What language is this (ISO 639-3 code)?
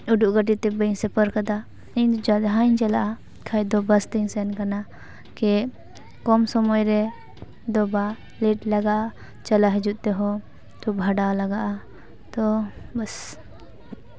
sat